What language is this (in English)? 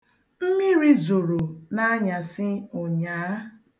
Igbo